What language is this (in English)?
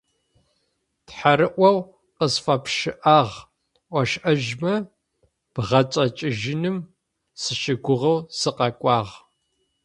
Adyghe